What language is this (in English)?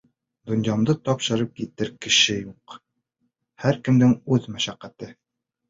Bashkir